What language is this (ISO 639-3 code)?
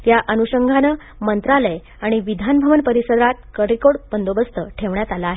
mar